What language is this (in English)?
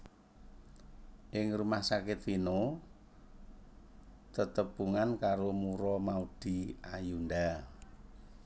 Javanese